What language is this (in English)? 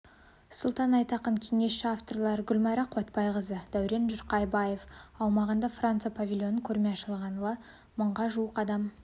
Kazakh